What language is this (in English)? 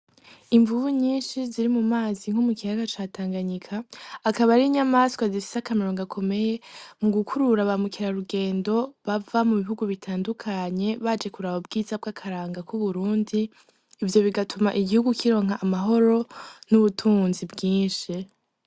Rundi